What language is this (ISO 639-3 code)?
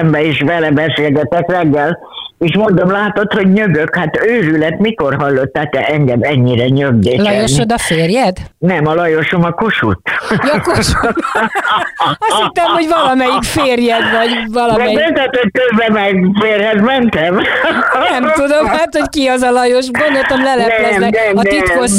hun